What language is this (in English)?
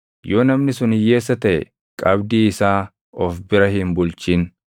Oromo